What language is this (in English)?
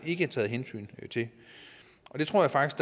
Danish